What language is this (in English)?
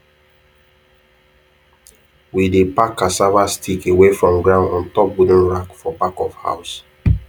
Nigerian Pidgin